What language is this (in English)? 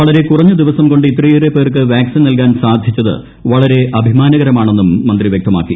Malayalam